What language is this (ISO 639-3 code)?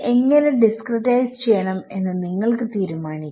mal